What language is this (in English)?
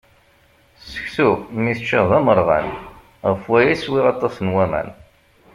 Kabyle